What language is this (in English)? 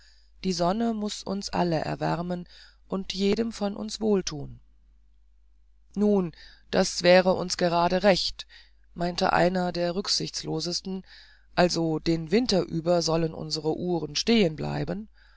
German